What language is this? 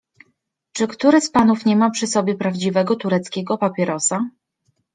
Polish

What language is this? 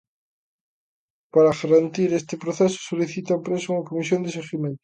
Galician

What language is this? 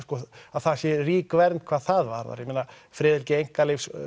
Icelandic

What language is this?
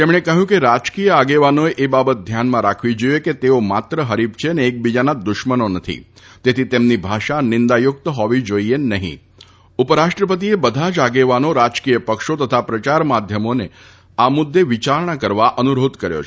Gujarati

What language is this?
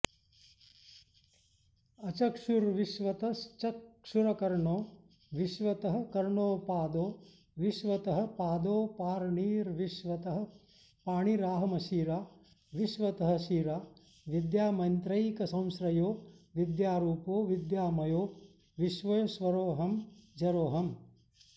Sanskrit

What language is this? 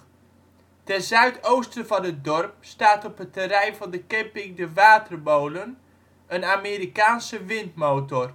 Dutch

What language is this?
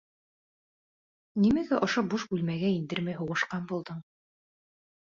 Bashkir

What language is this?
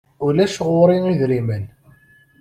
Kabyle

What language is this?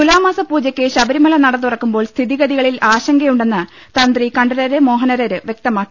Malayalam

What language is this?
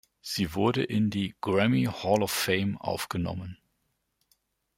German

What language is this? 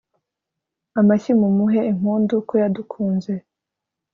Kinyarwanda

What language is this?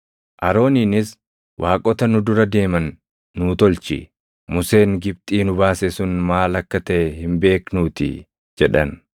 Oromo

